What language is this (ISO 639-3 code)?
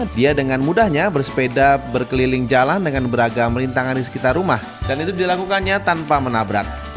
ind